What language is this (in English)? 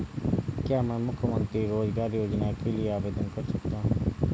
Hindi